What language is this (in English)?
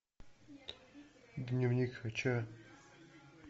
Russian